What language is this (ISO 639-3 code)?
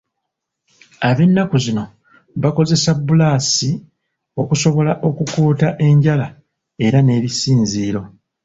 lug